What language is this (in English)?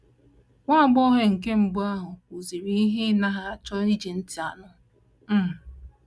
Igbo